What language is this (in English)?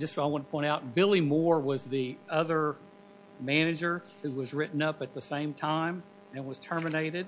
English